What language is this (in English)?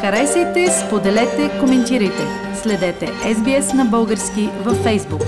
Bulgarian